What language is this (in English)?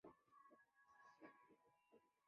Chinese